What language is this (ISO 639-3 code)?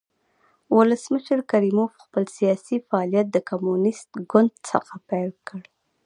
pus